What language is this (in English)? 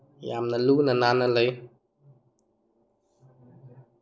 Manipuri